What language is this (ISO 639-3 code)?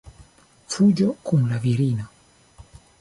epo